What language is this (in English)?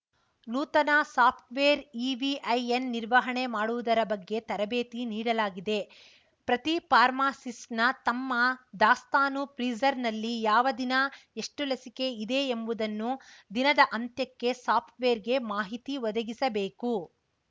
Kannada